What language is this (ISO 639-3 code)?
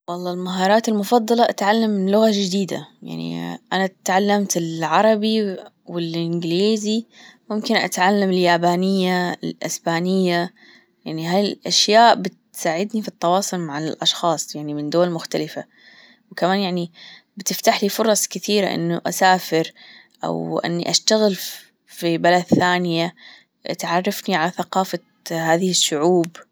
afb